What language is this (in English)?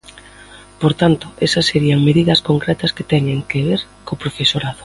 Galician